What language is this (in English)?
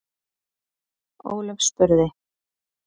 Icelandic